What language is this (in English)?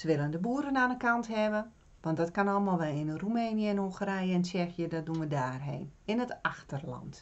Dutch